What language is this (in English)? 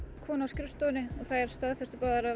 Icelandic